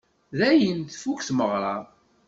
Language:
Kabyle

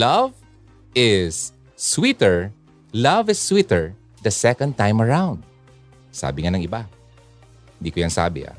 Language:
Filipino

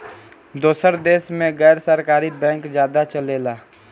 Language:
Bhojpuri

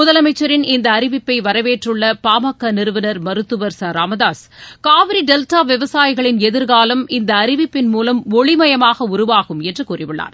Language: Tamil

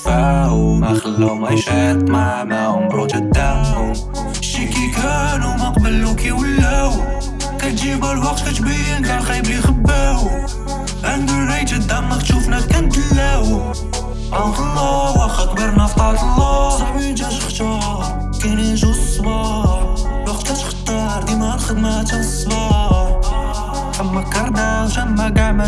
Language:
Arabic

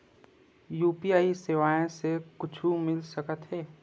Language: Chhattisgarhi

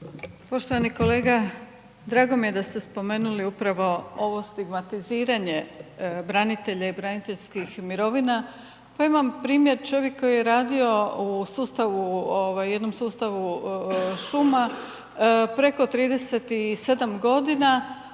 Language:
Croatian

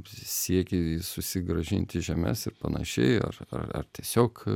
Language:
Lithuanian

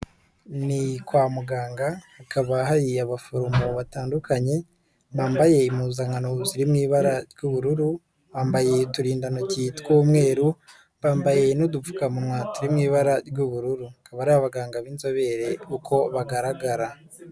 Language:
Kinyarwanda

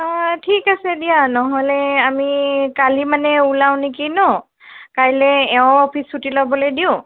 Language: Assamese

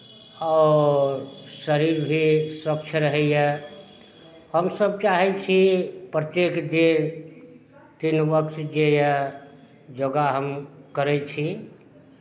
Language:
Maithili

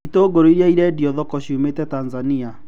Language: Kikuyu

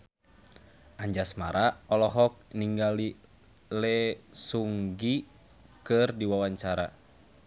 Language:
Sundanese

